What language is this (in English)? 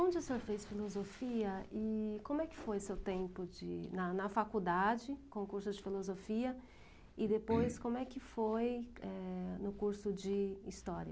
Portuguese